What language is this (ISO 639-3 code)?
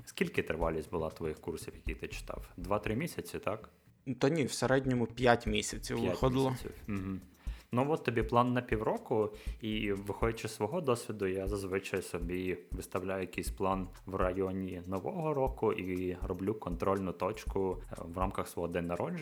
ukr